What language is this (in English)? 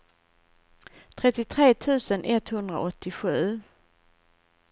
Swedish